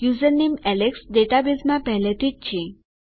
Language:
Gujarati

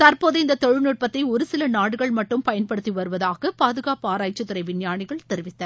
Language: Tamil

